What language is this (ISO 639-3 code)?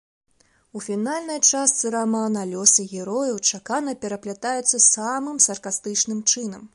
bel